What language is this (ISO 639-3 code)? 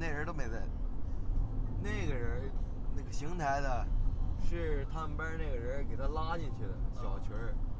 zho